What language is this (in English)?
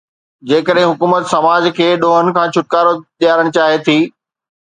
Sindhi